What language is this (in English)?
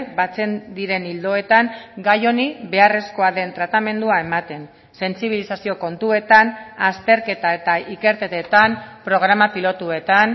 Basque